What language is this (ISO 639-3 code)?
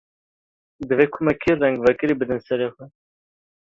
kur